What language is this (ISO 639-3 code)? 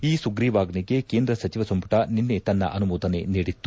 kan